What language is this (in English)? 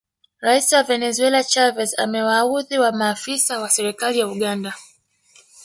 Swahili